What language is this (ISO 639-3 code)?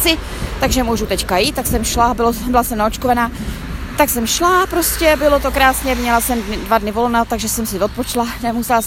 ces